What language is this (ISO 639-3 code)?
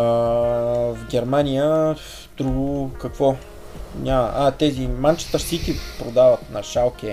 bul